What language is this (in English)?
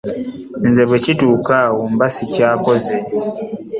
Ganda